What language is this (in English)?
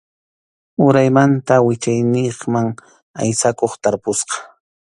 Arequipa-La Unión Quechua